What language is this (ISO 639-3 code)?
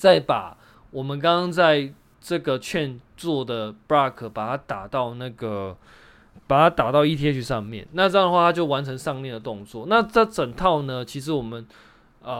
zho